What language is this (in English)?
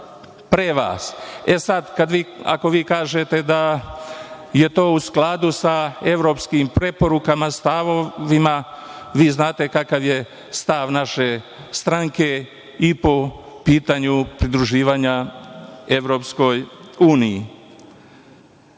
Serbian